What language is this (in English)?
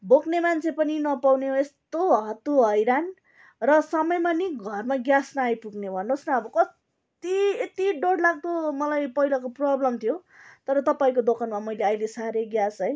Nepali